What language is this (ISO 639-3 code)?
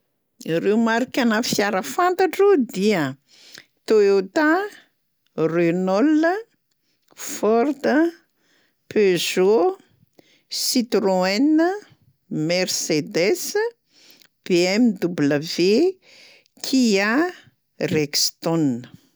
mlg